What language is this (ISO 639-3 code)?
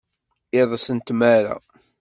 kab